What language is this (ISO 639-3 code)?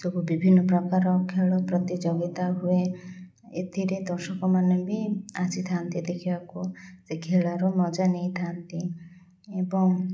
ori